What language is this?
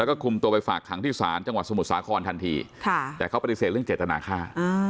Thai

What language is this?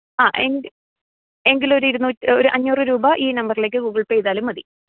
Malayalam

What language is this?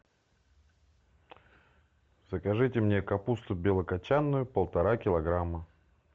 Russian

